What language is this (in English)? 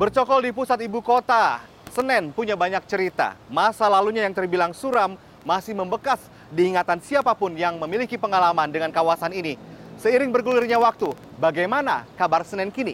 Indonesian